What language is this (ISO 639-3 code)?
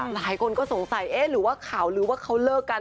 tha